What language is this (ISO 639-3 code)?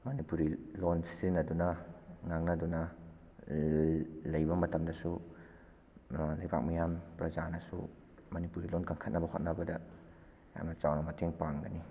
mni